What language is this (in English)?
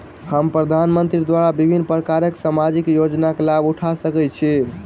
Maithili